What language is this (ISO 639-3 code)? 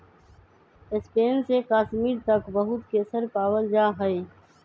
mag